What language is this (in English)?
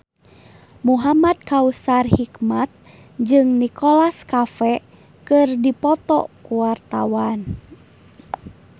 Sundanese